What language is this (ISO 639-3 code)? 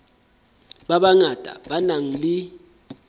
sot